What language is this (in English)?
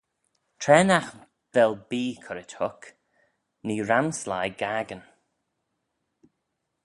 Manx